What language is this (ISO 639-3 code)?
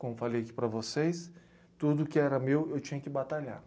por